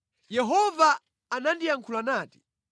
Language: Nyanja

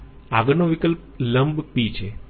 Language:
Gujarati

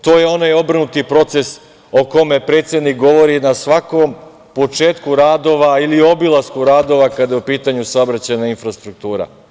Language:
Serbian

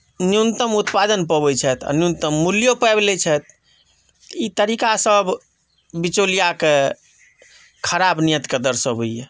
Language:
Maithili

